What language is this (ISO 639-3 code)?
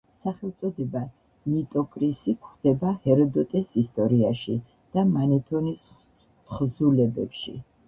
kat